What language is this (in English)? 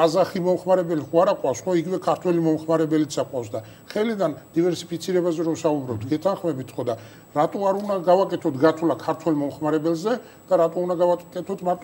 Romanian